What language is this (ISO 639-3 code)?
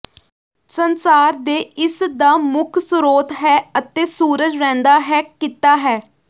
pan